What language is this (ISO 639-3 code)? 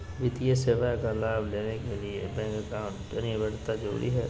mag